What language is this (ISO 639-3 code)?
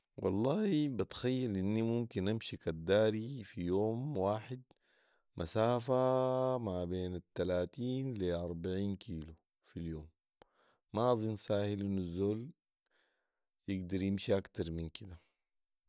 apd